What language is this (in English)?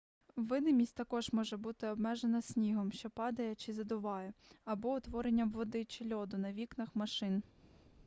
Ukrainian